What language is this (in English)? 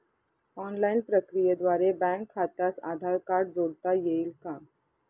Marathi